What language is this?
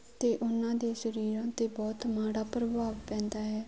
Punjabi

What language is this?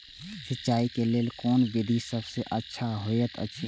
Maithili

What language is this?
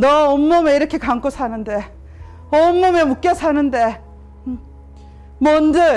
Korean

